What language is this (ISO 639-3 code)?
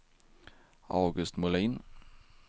swe